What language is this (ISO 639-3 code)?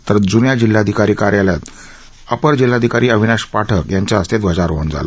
mar